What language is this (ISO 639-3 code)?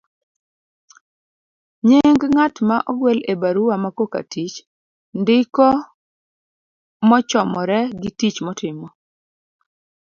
luo